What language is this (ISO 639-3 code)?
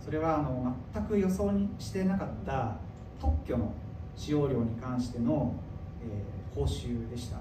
jpn